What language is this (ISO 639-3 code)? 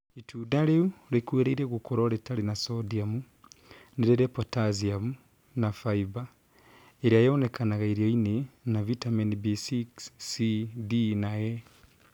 kik